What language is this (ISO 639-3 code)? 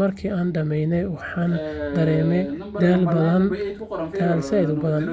som